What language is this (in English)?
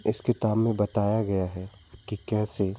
Hindi